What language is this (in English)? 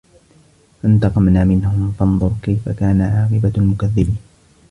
Arabic